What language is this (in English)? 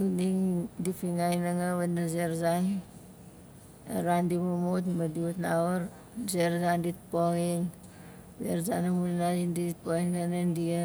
Nalik